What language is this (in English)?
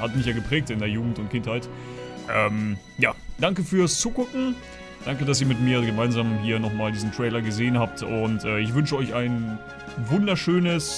German